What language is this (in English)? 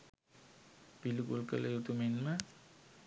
Sinhala